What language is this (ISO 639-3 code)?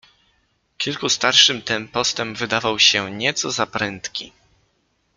pol